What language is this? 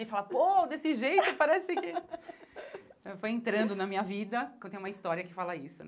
Portuguese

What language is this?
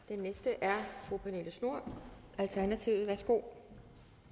Danish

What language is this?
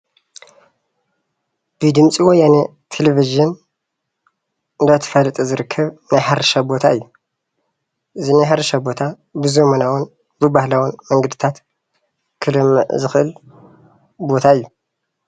Tigrinya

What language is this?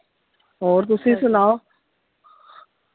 Punjabi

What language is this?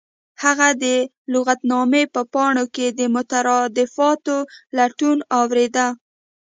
Pashto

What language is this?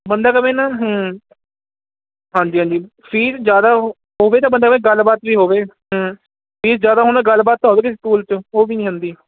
Punjabi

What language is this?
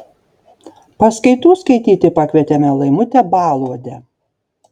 Lithuanian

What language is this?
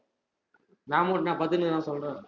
Tamil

